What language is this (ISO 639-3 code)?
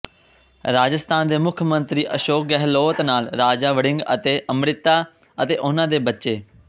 pan